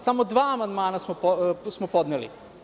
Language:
Serbian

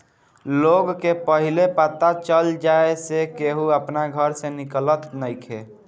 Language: Bhojpuri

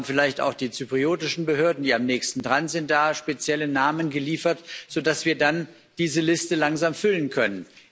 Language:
German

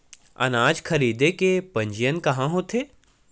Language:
Chhattisgarhi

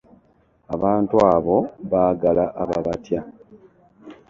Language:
Ganda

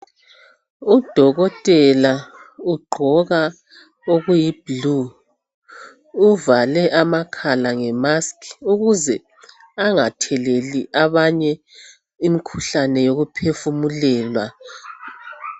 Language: North Ndebele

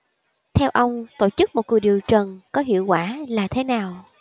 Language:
Vietnamese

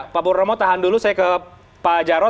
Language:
Indonesian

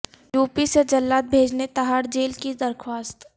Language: Urdu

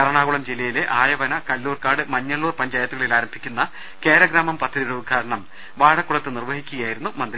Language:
Malayalam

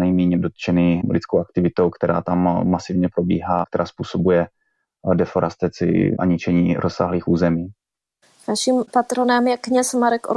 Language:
Czech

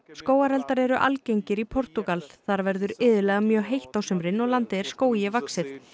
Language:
Icelandic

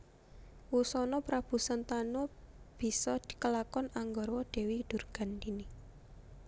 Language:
Javanese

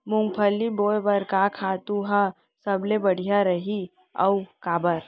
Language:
Chhattisgarhi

